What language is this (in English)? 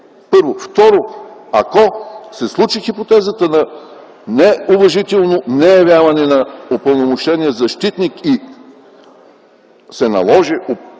Bulgarian